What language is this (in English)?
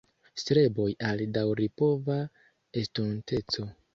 Esperanto